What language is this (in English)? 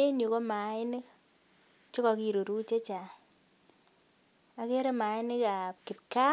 Kalenjin